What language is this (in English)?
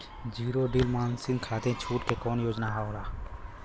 Bhojpuri